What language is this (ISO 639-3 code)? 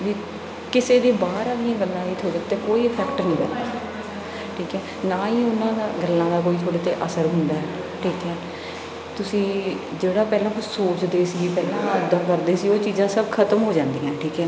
pan